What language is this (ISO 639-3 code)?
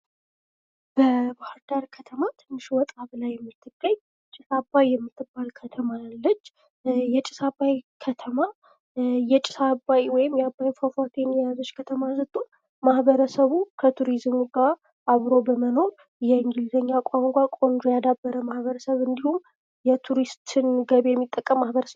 amh